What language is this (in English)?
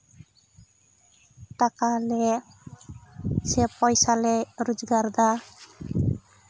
Santali